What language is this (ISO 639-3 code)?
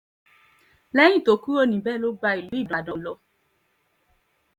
yor